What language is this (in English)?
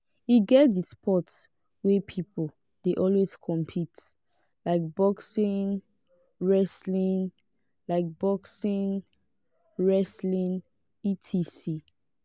Nigerian Pidgin